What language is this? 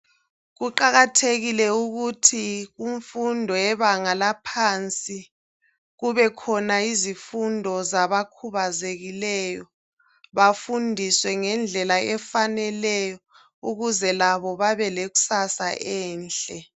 North Ndebele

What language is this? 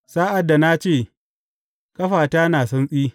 Hausa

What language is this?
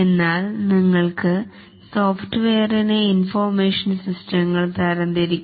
Malayalam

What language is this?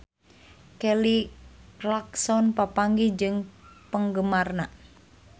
Sundanese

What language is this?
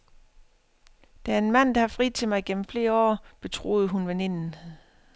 Danish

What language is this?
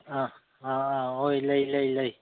Manipuri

